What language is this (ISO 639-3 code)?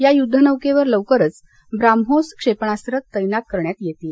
mar